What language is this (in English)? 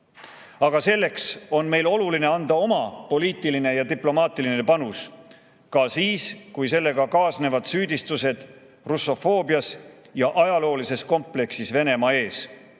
Estonian